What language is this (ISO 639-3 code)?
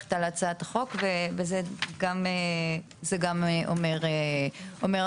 heb